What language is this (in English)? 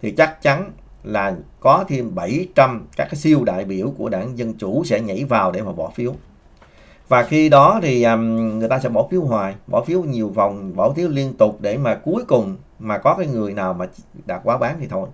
Vietnamese